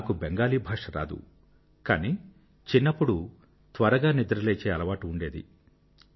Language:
Telugu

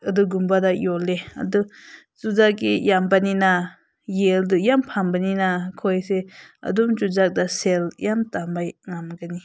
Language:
Manipuri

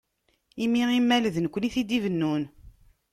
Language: Kabyle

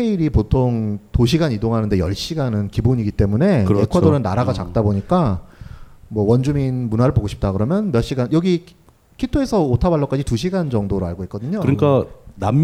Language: Korean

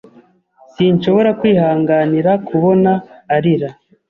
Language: Kinyarwanda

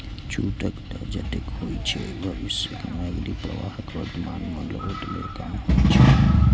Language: Maithili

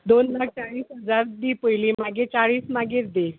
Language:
Konkani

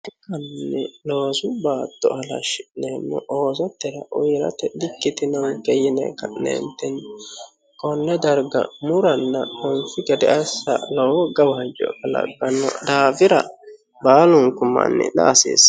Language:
Sidamo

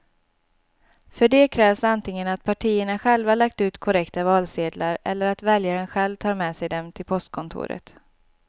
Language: Swedish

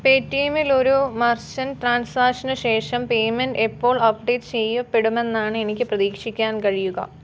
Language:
Malayalam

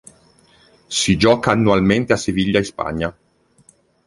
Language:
Italian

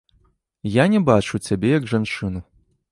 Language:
Belarusian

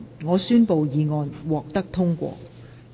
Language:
Cantonese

